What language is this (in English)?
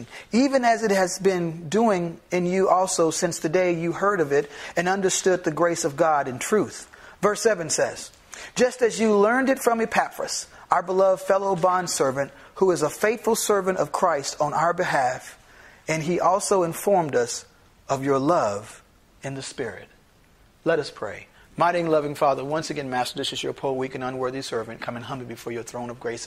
English